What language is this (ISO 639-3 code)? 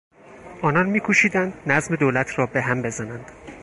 fas